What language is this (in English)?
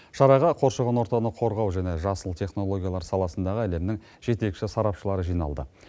Kazakh